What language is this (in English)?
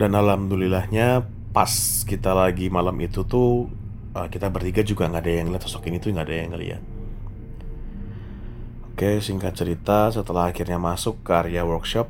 Indonesian